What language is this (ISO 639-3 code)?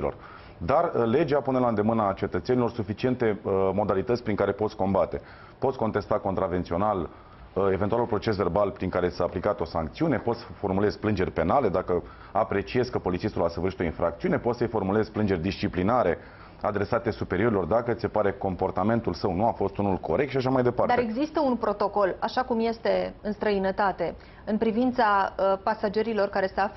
ron